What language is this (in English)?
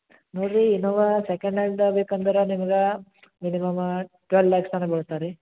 Kannada